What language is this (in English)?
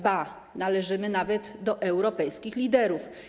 Polish